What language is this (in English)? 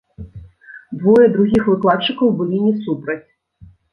Belarusian